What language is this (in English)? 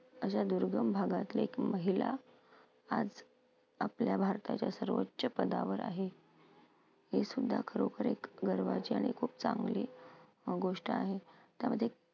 Marathi